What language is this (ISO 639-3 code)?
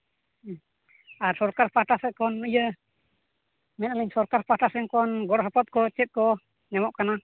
sat